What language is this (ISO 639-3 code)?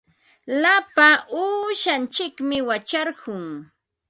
qva